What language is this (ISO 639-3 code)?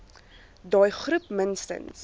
afr